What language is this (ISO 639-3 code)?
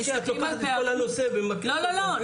heb